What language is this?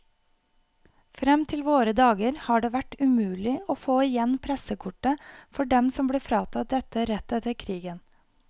Norwegian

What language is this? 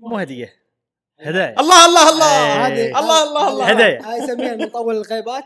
Arabic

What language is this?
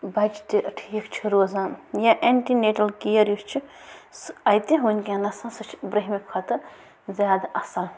Kashmiri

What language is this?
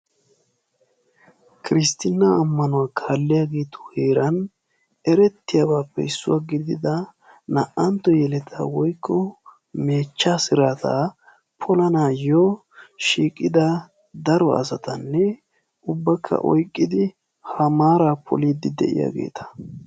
Wolaytta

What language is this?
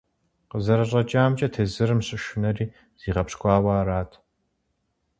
Kabardian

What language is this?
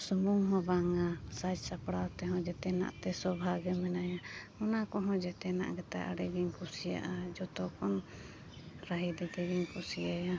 Santali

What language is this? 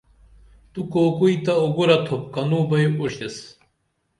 Dameli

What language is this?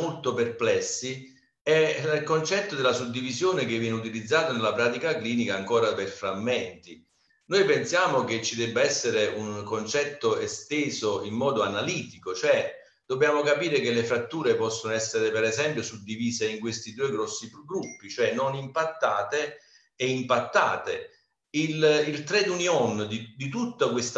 Italian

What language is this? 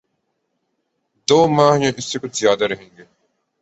Urdu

